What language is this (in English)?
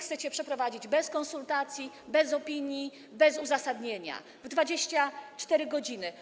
Polish